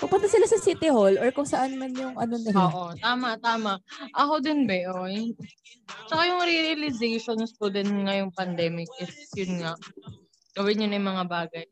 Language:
Filipino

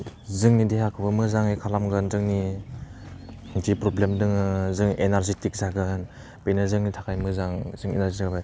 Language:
Bodo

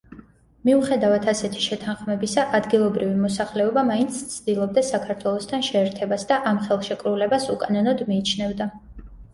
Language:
Georgian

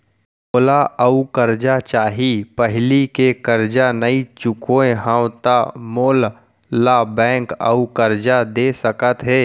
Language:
Chhattisgarhi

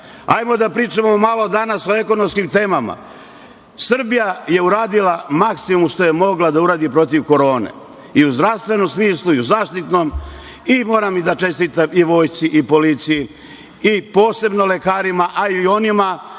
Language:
Serbian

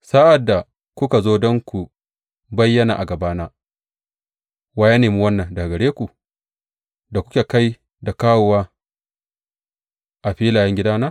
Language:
Hausa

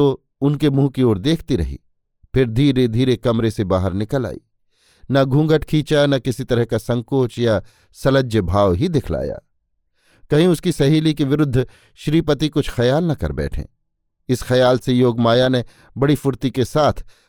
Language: Hindi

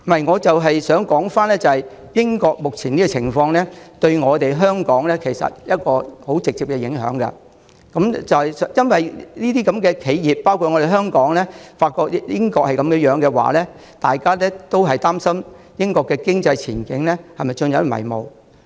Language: Cantonese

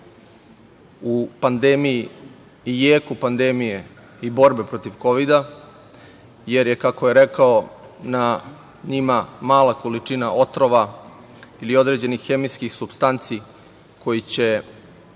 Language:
Serbian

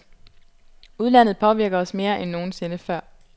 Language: Danish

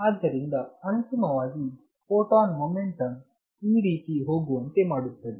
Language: Kannada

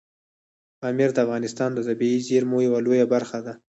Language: Pashto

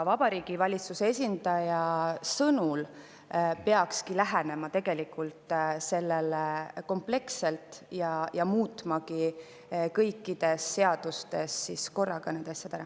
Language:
Estonian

